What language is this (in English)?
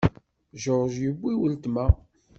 Kabyle